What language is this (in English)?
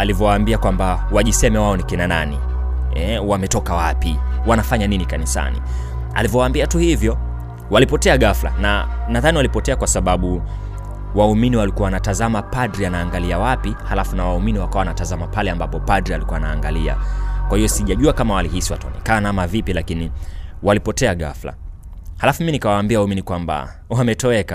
Swahili